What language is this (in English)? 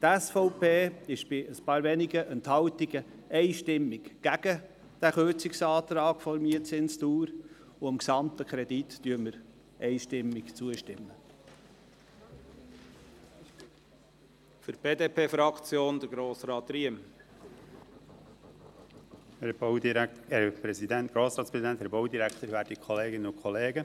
Swiss German